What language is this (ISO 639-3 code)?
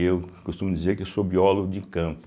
por